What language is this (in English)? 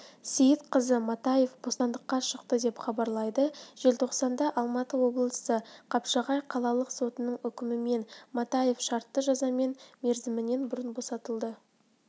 Kazakh